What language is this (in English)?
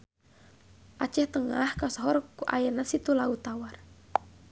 Sundanese